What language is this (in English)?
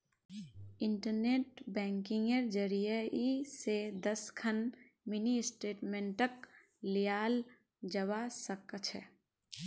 Magahi